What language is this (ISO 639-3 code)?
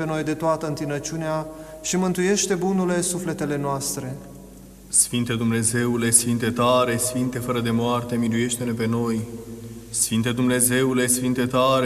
ron